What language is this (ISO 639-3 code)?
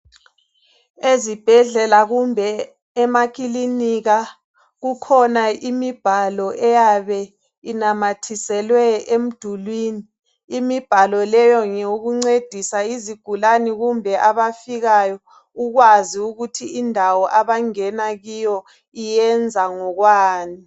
nde